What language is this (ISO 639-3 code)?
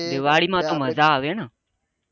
guj